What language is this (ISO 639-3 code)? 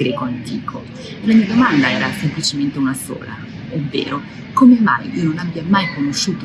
ita